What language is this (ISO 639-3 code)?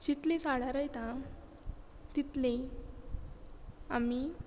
kok